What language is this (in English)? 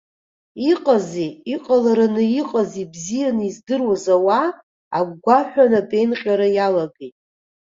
Abkhazian